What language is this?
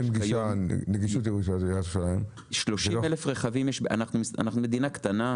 Hebrew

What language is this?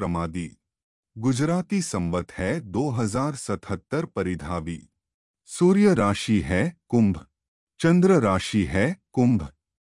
Hindi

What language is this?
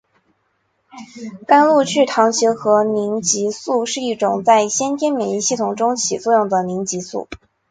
Chinese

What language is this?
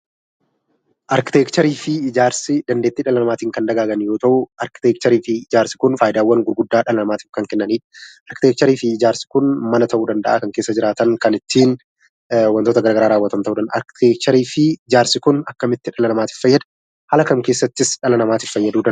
Oromo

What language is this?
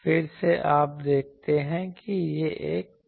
Hindi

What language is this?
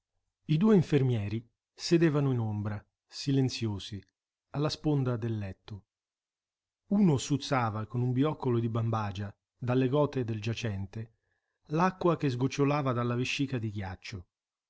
Italian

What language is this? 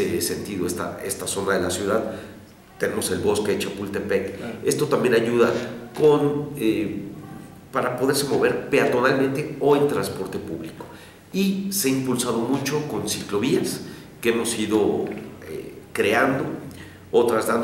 Spanish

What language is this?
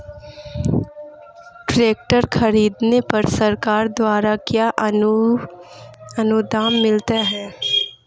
Hindi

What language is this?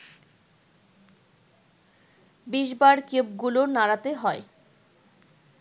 Bangla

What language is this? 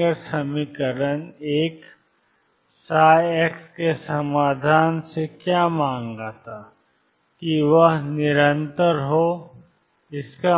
Hindi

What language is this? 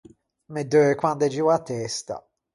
Ligurian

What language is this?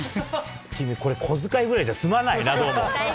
Japanese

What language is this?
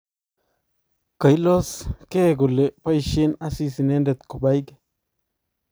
Kalenjin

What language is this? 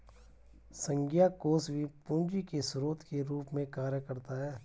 Hindi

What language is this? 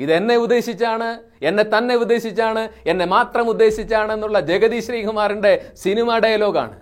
Malayalam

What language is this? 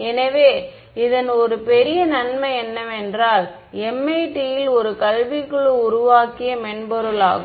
Tamil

